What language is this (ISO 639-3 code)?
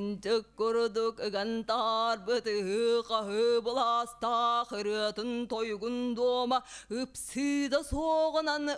tur